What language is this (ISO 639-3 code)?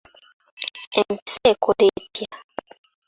lug